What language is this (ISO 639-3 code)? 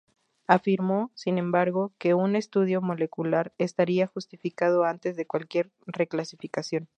spa